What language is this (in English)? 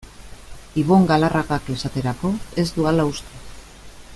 Basque